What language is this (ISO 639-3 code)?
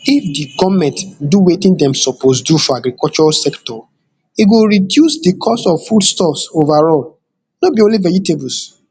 pcm